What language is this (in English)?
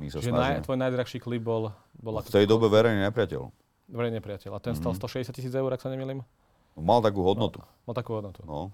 Slovak